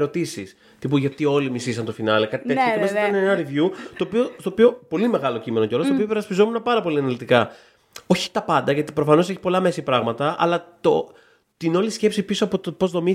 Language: Greek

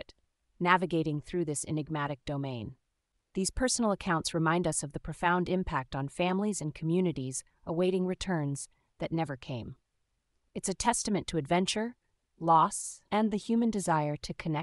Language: English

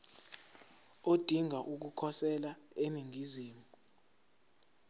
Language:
Zulu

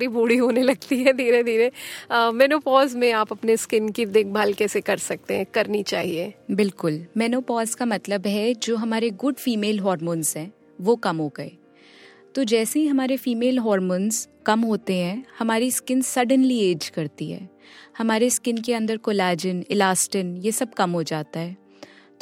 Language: Hindi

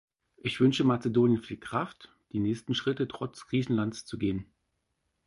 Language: German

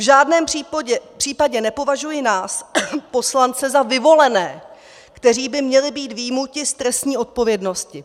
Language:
Czech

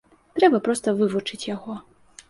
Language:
Belarusian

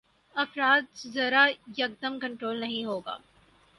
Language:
Urdu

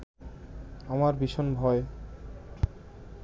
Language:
Bangla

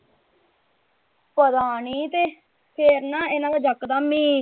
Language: Punjabi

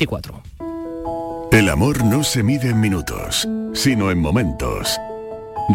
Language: Spanish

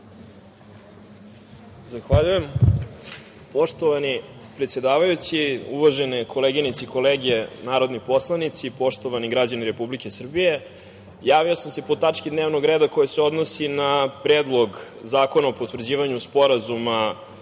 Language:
Serbian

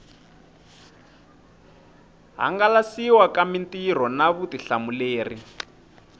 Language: Tsonga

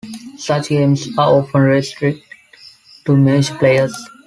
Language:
English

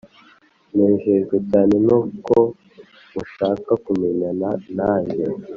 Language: Kinyarwanda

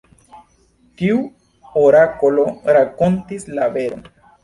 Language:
Esperanto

